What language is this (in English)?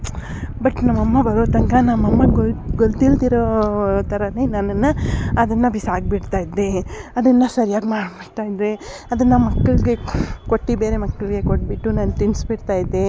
Kannada